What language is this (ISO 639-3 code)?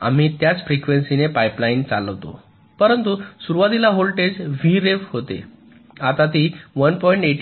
mar